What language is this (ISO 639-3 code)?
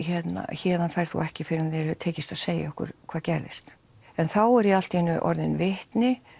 isl